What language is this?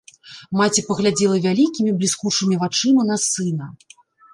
Belarusian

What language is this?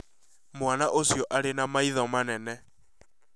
Kikuyu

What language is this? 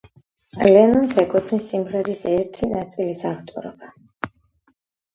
Georgian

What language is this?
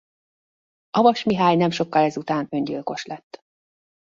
Hungarian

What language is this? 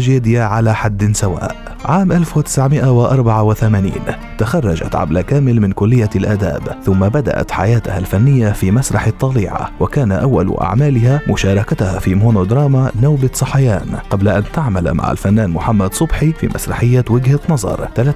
Arabic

